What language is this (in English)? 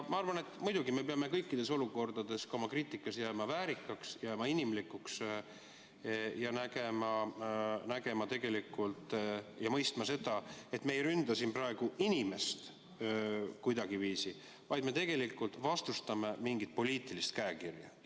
Estonian